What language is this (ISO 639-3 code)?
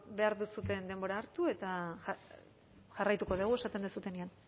eus